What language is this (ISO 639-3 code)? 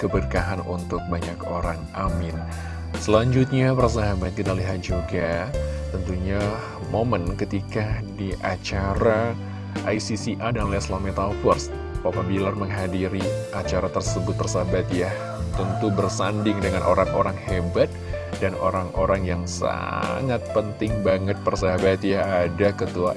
ind